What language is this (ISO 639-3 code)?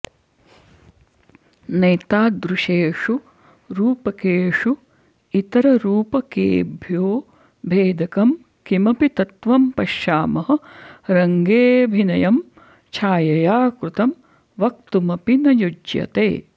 san